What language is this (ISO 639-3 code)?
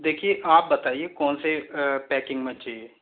hin